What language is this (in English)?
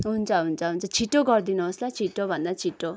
Nepali